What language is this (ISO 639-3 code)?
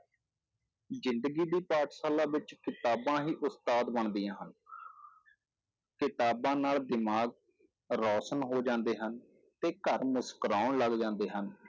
pan